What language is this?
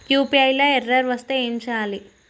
Telugu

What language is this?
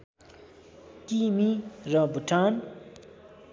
Nepali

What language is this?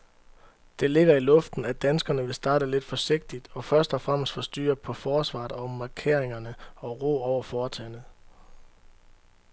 Danish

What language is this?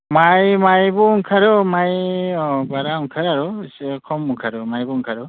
Bodo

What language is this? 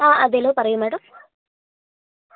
Malayalam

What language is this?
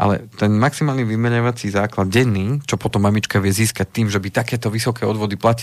Slovak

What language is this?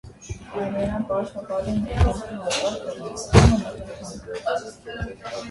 Armenian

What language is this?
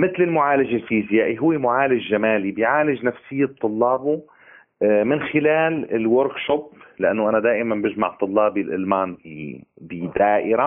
Arabic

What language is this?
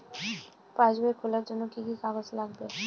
Bangla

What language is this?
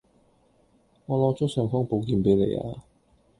Cantonese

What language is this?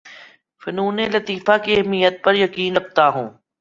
Urdu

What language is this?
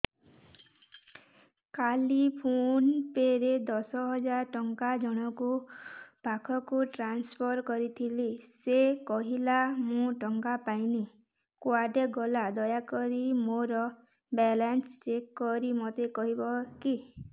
Odia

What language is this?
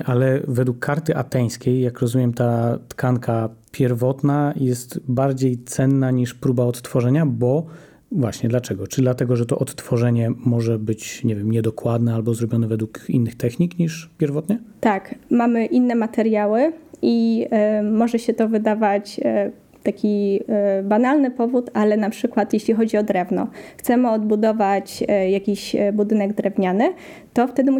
Polish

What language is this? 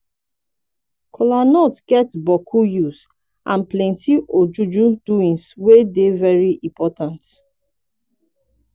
Nigerian Pidgin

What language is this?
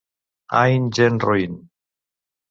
Catalan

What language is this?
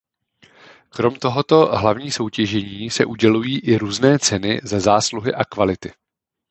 Czech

